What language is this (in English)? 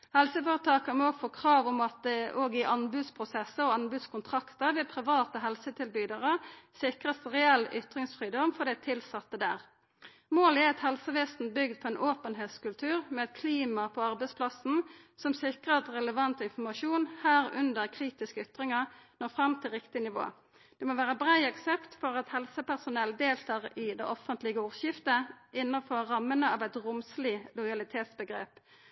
Norwegian Nynorsk